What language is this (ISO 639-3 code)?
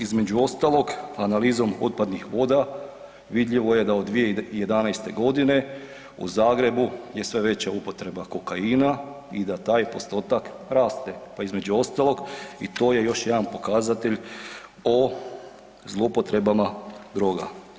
hrv